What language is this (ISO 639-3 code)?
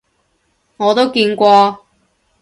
yue